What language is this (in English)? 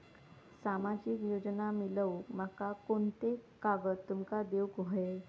Marathi